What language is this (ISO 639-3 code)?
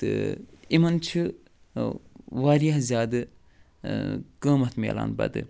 kas